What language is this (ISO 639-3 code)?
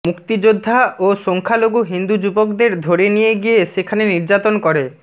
ben